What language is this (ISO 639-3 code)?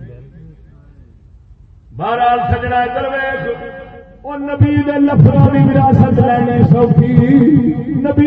urd